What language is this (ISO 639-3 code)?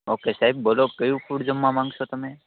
guj